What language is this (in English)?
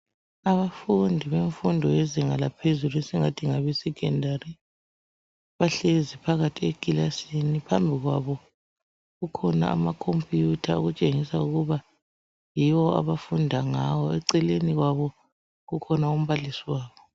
North Ndebele